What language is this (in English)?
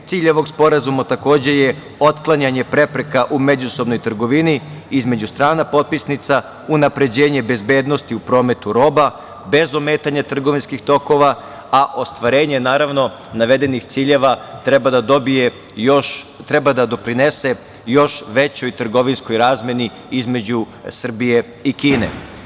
Serbian